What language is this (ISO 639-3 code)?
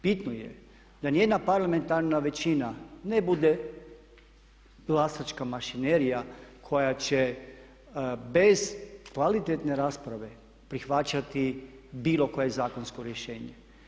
hrv